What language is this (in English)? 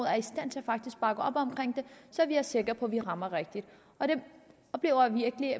Danish